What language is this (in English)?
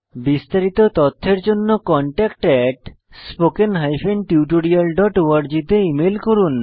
Bangla